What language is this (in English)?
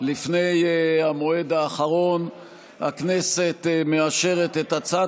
Hebrew